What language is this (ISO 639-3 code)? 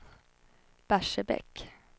swe